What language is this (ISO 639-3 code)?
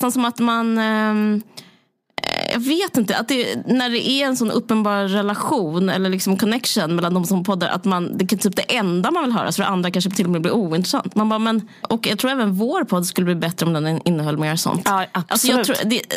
swe